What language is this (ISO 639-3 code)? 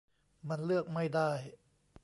tha